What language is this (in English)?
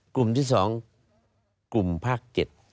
Thai